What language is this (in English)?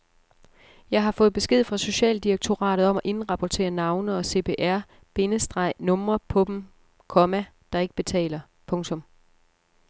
Danish